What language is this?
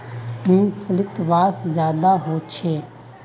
Magahi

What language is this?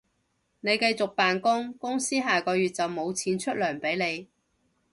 Cantonese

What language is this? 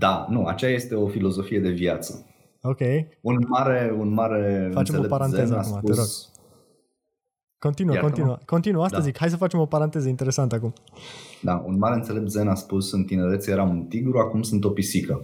Romanian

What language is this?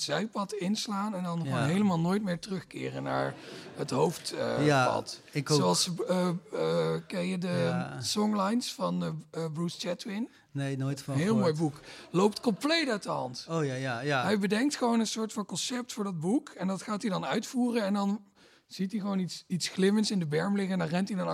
Dutch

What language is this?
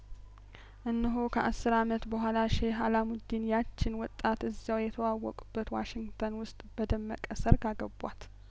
Amharic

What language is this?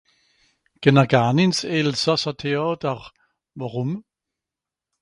Swiss German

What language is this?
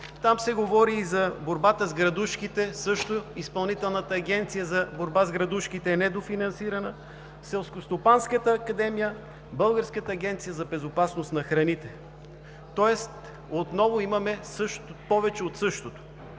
Bulgarian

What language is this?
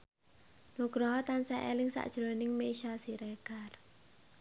Javanese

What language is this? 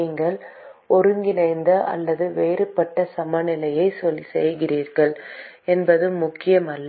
Tamil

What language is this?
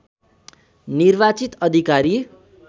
Nepali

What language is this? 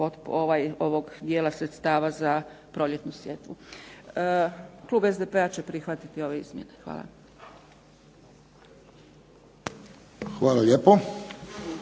Croatian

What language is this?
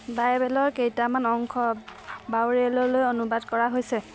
Assamese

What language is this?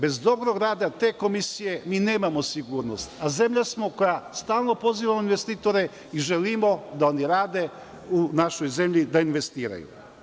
Serbian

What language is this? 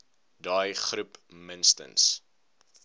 Afrikaans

